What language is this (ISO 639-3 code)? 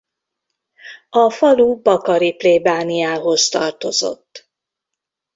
hun